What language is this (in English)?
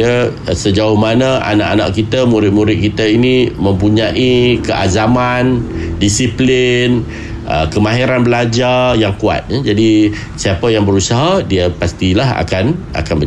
Malay